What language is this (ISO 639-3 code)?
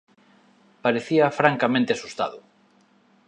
glg